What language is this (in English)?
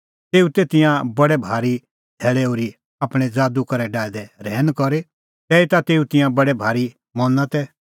Kullu Pahari